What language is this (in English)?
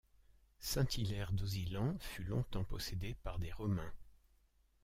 French